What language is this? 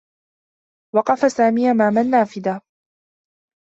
Arabic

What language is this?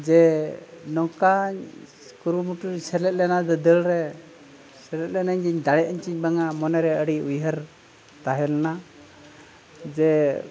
Santali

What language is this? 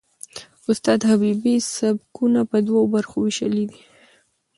Pashto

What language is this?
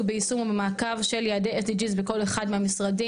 Hebrew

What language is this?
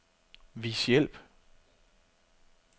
Danish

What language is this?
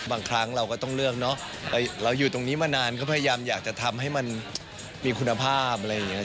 Thai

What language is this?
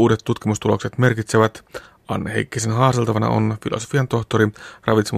Finnish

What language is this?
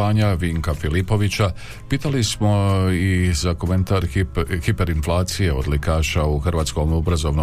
Croatian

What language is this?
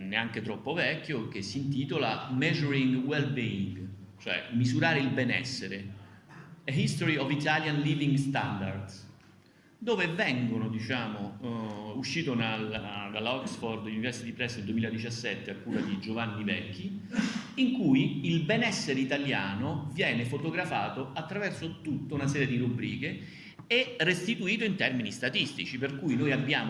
Italian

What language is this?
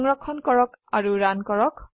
Assamese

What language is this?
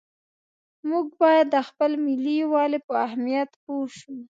Pashto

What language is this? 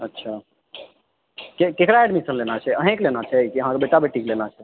Maithili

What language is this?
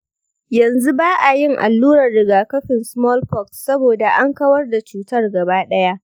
Hausa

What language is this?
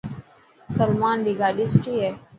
Dhatki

